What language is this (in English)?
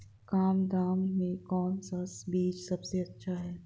Hindi